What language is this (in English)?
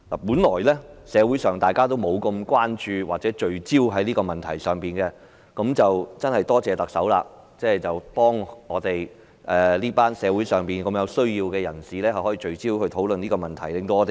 Cantonese